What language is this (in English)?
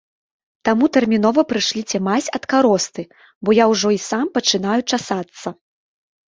Belarusian